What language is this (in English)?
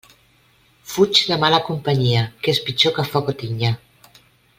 Catalan